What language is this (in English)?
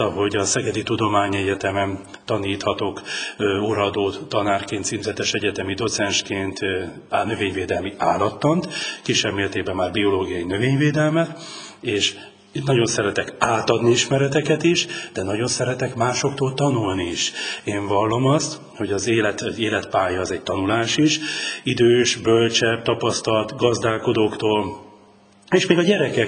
Hungarian